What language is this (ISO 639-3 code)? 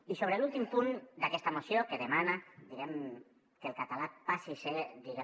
cat